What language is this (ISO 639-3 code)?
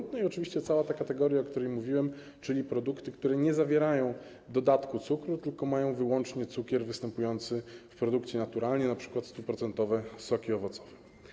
pol